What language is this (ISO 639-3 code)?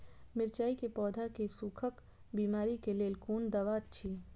mai